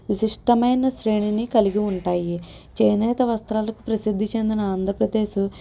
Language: Telugu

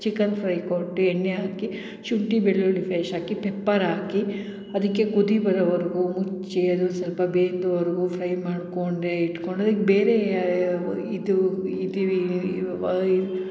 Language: Kannada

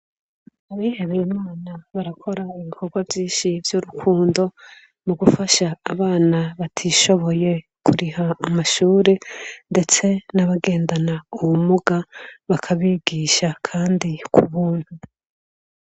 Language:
Rundi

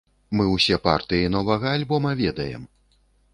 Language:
Belarusian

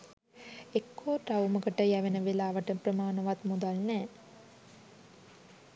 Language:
Sinhala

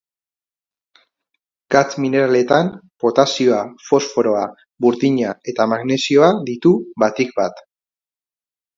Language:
Basque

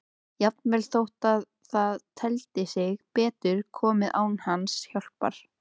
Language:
Icelandic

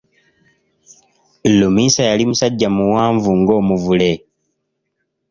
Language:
Ganda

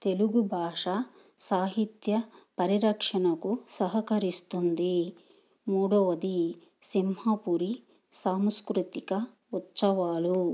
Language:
Telugu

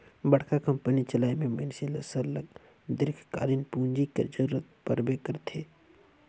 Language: Chhattisgarhi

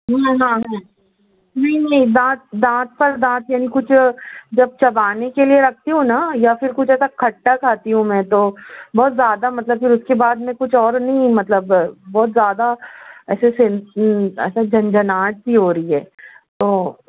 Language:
Urdu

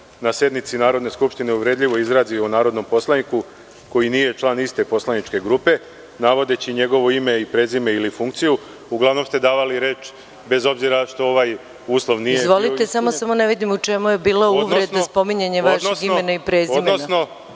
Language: Serbian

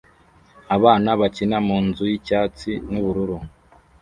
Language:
Kinyarwanda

